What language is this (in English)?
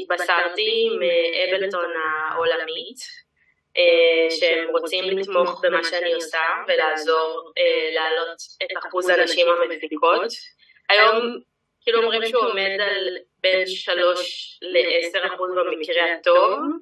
Hebrew